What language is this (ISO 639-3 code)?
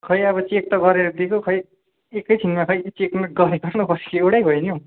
nep